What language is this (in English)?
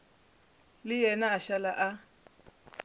Northern Sotho